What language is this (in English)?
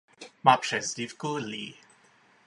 Czech